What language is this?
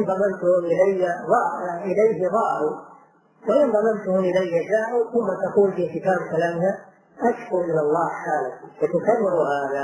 Arabic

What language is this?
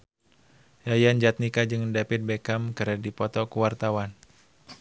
Sundanese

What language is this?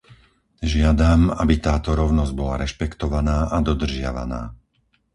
Slovak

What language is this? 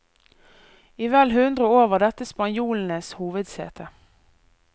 Norwegian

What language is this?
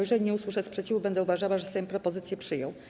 Polish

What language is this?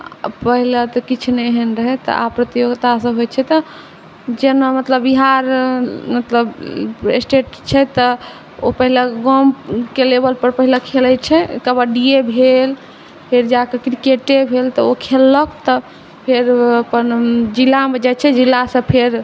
Maithili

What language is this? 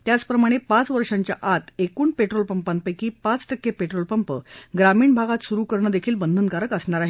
Marathi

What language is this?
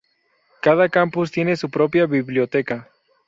Spanish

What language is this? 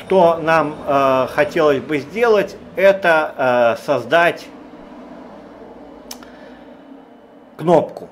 Russian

